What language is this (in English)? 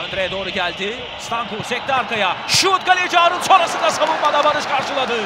Turkish